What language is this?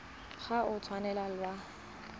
Tswana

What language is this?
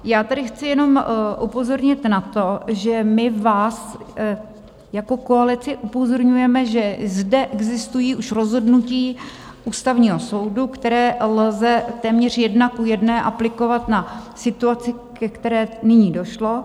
Czech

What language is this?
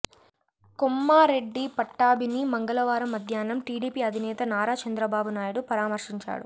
Telugu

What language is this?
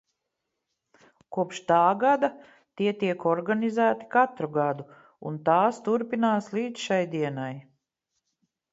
Latvian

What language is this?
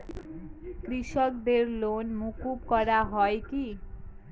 Bangla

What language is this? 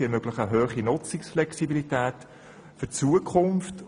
Swiss German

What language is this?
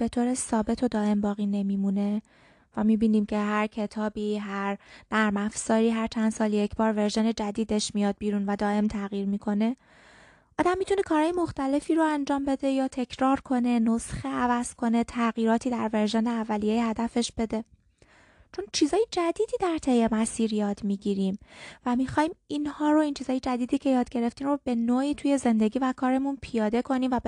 Persian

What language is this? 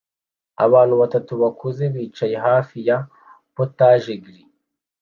Kinyarwanda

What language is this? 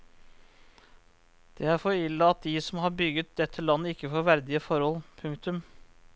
Norwegian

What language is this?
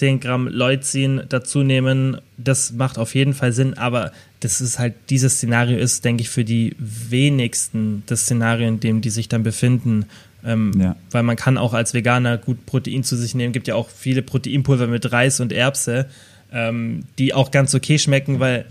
German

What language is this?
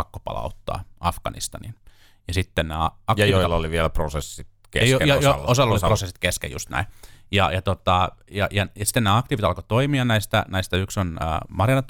Finnish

